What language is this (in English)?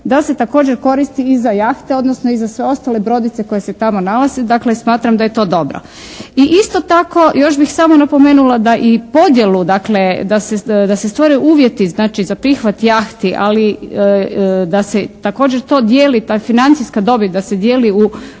Croatian